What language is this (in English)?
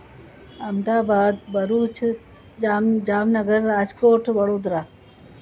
Sindhi